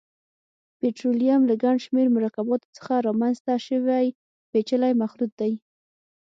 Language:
Pashto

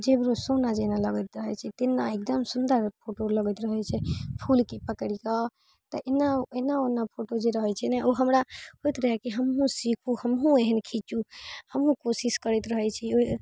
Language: Maithili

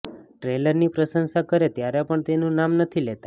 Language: Gujarati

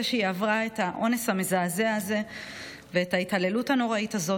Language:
Hebrew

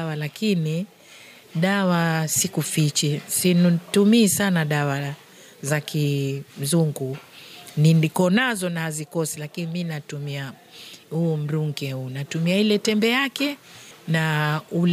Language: Swahili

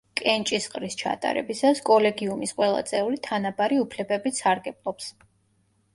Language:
Georgian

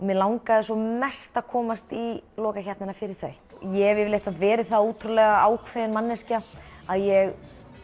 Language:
Icelandic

